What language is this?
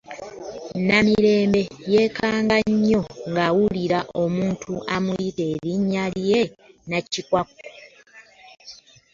Ganda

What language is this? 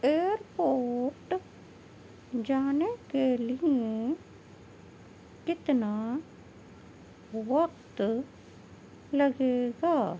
Urdu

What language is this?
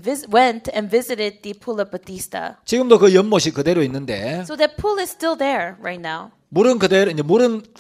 Korean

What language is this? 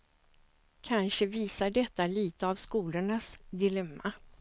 Swedish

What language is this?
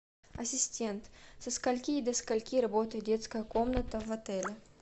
Russian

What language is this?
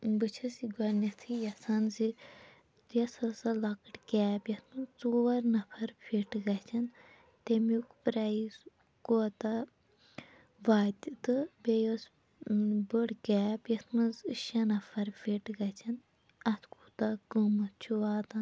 Kashmiri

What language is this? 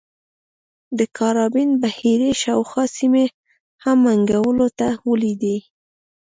Pashto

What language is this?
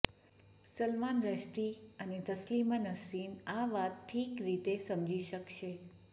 Gujarati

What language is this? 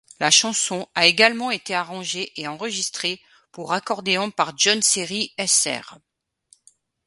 French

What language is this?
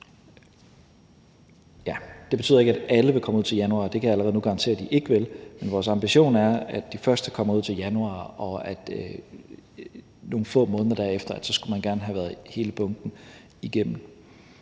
Danish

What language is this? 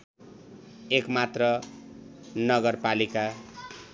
Nepali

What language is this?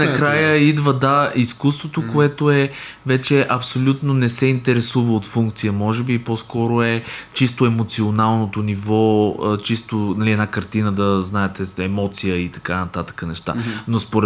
Bulgarian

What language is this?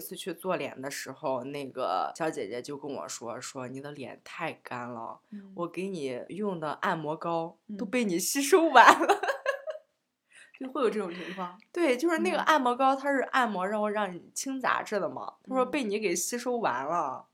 Chinese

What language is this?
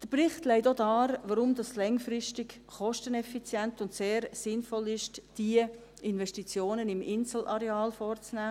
Swiss German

